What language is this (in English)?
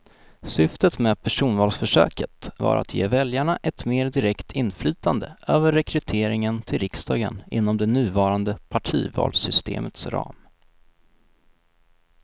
Swedish